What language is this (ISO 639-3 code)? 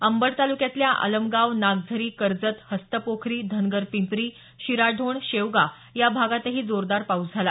mar